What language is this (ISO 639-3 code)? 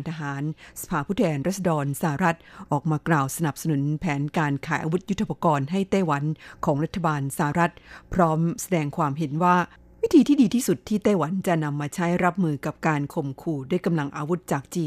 tha